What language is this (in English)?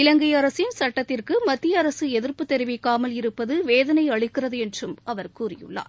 Tamil